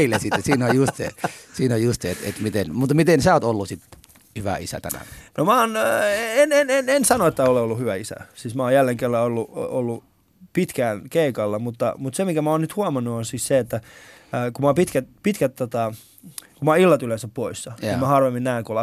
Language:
Finnish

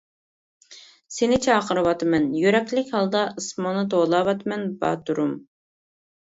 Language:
Uyghur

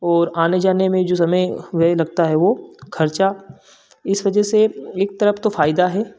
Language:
Hindi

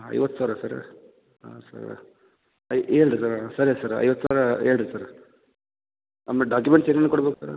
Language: Kannada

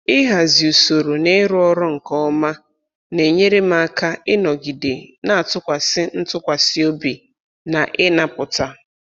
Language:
Igbo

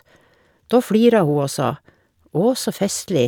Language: Norwegian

